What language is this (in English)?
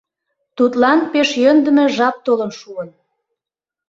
Mari